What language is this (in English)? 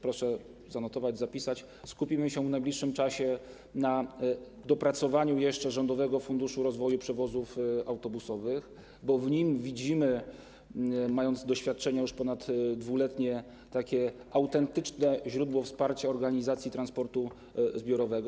Polish